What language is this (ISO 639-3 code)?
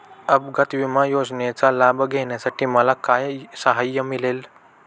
mar